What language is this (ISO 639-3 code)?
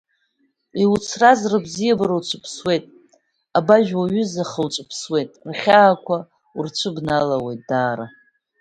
abk